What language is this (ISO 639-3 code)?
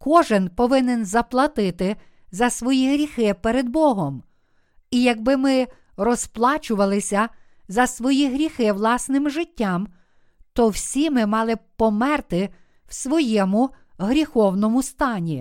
ukr